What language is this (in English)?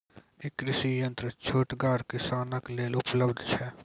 Maithili